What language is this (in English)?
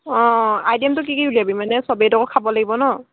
Assamese